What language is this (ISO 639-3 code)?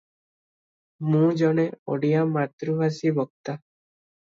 ori